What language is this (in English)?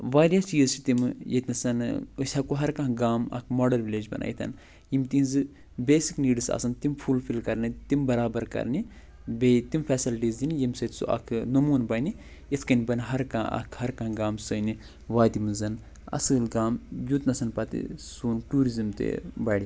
Kashmiri